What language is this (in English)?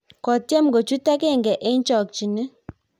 Kalenjin